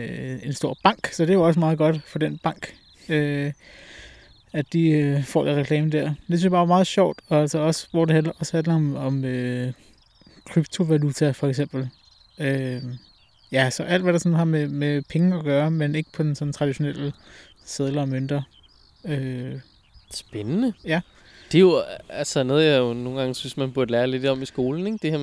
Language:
Danish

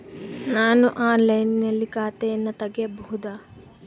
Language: Kannada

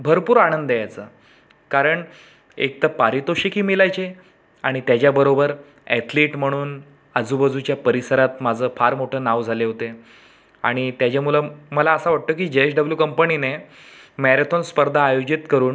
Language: Marathi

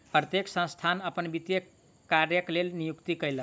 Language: Maithili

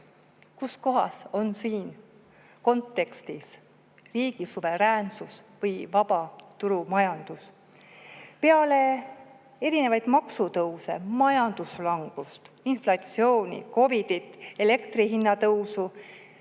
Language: Estonian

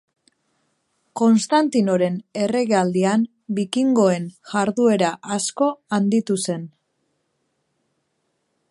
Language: Basque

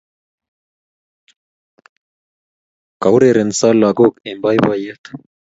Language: Kalenjin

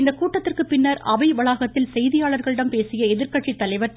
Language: Tamil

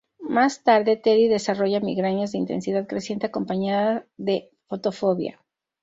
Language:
Spanish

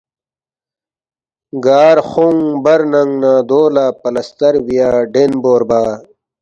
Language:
Balti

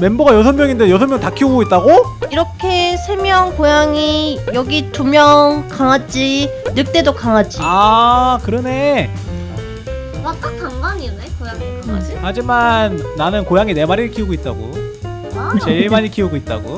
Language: Korean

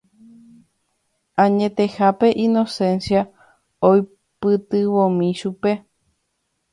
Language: Guarani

